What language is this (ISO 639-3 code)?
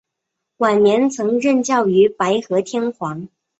zho